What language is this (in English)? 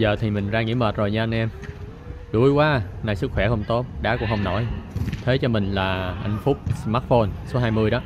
Vietnamese